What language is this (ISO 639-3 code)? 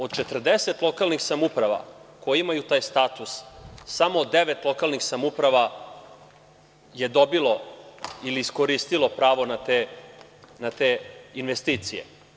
srp